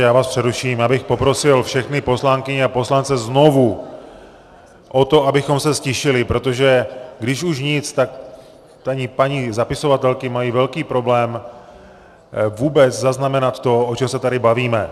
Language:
Czech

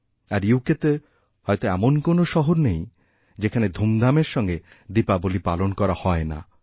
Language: Bangla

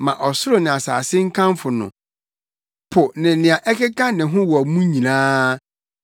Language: Akan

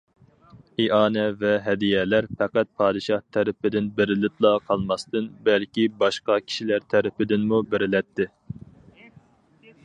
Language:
Uyghur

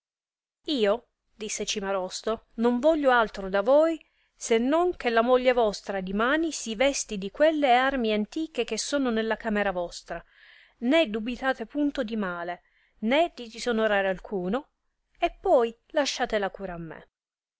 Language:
Italian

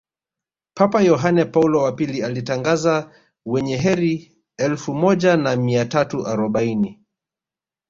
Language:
Swahili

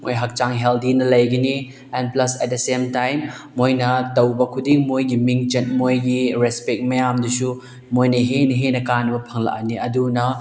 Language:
Manipuri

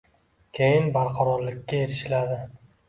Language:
Uzbek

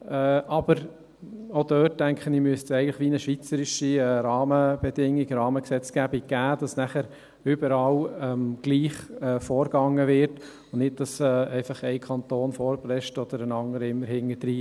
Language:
Swiss German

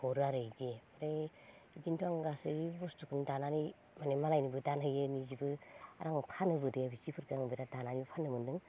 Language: Bodo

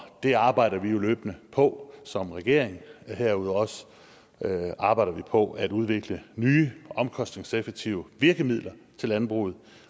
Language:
Danish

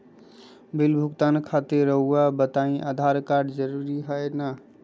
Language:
Magahi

